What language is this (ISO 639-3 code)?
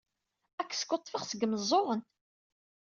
kab